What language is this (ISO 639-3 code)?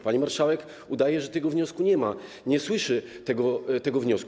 pol